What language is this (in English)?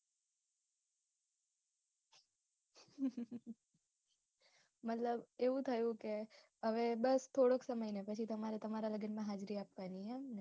Gujarati